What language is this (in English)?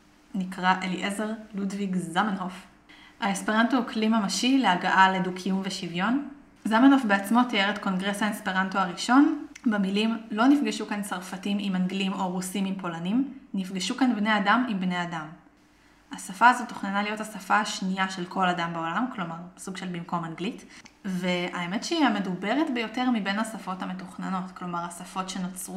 Hebrew